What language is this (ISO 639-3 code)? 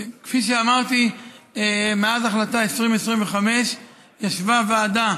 heb